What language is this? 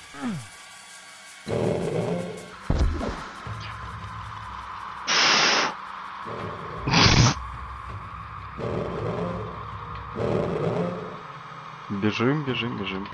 Russian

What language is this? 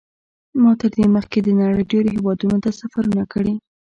Pashto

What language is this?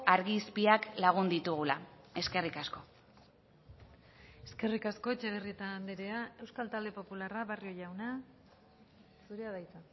Basque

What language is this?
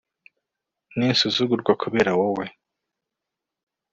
Kinyarwanda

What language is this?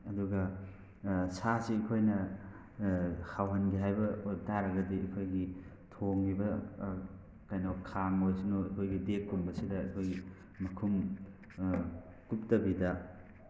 Manipuri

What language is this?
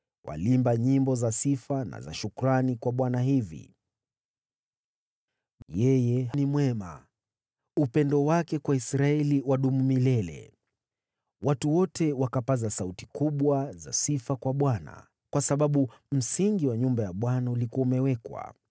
Swahili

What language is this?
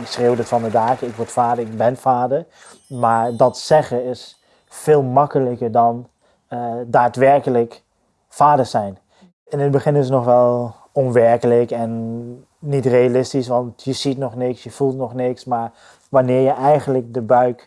Dutch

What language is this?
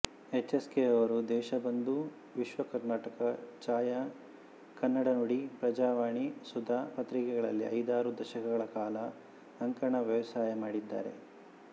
Kannada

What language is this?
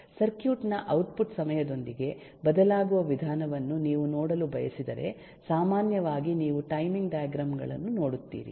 Kannada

